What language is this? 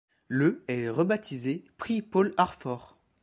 French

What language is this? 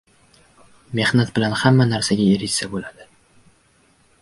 Uzbek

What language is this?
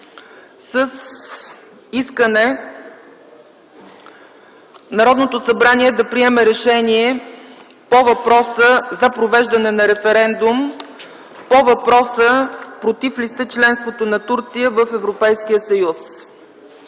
Bulgarian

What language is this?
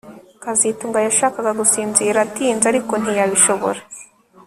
Kinyarwanda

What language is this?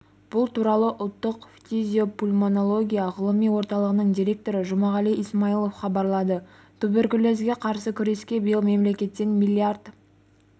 Kazakh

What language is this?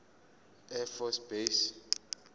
Zulu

